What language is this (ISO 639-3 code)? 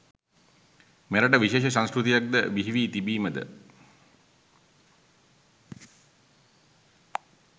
sin